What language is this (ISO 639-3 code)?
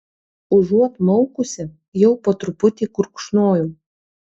lit